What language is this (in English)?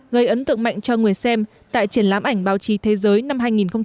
Vietnamese